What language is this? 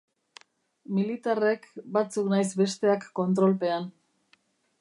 Basque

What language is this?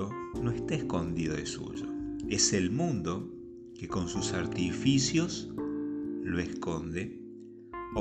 Spanish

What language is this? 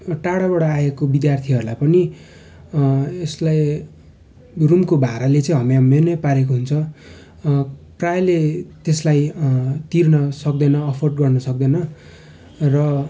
Nepali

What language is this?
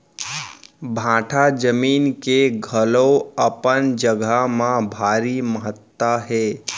Chhattisgarhi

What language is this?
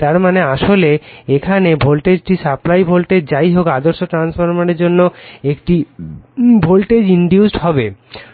Bangla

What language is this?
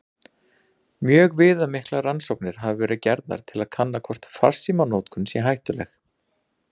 Icelandic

